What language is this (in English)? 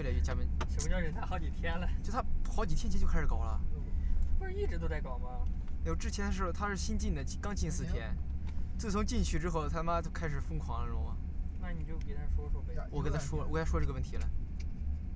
Chinese